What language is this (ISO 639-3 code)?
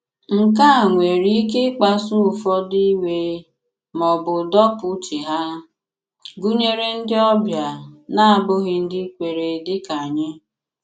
ibo